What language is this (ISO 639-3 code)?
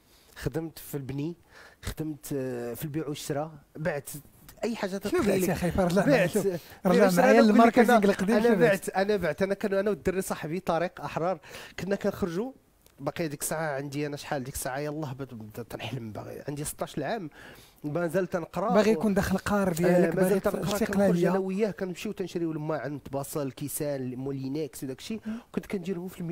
ara